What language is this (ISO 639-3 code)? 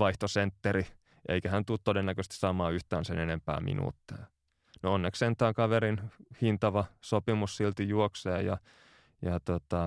fin